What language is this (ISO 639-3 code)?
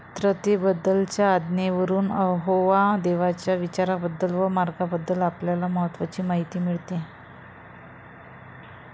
mar